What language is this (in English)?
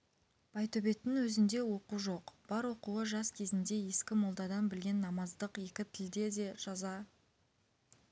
Kazakh